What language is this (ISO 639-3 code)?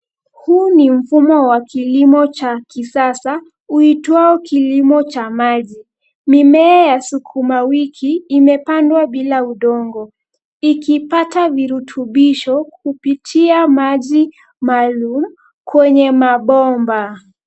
swa